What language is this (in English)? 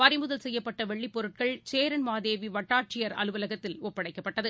Tamil